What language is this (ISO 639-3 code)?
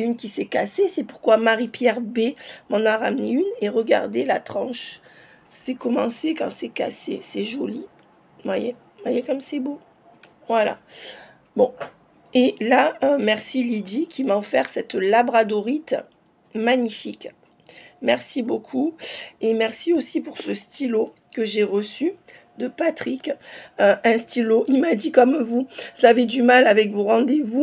fra